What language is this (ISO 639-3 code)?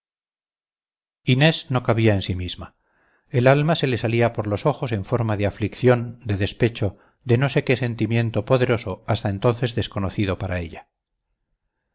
spa